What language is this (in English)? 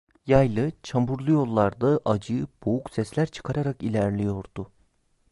Turkish